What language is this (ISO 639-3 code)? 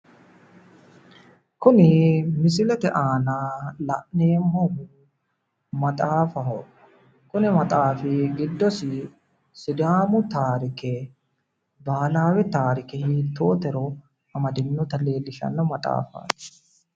sid